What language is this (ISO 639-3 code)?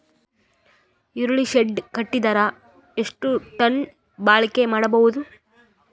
kan